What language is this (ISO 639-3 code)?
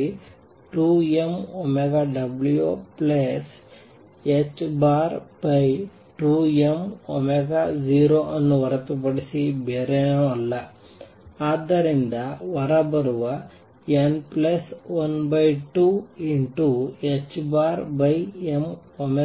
kan